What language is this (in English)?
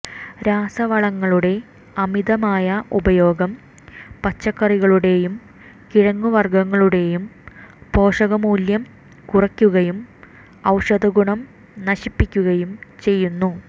Malayalam